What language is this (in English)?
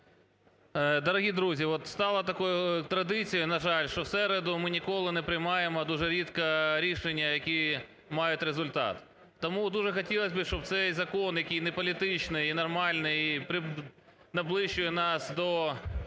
Ukrainian